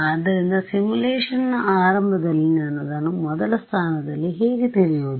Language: Kannada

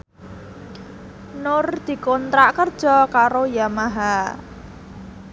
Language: Javanese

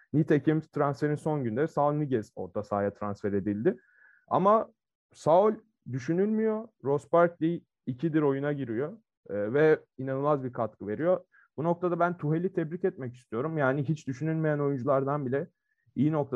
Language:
Turkish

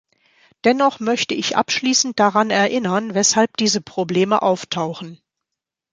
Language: German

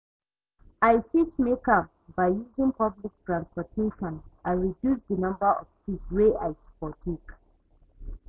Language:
Nigerian Pidgin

